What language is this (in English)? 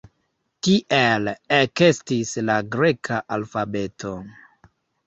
Esperanto